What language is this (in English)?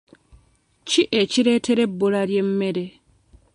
Ganda